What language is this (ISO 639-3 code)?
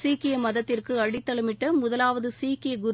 tam